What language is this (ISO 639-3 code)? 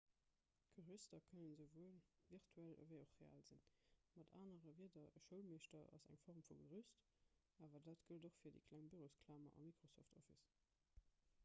ltz